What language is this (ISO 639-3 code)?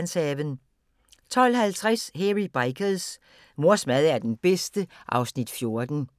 dan